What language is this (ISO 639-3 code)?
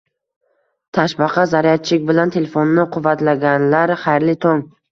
uzb